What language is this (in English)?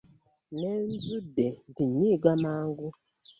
Ganda